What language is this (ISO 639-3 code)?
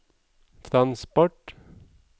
nor